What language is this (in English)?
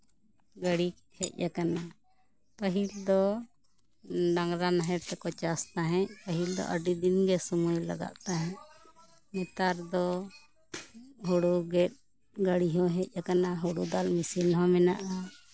Santali